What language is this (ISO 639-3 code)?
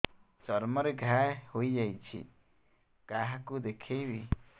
ori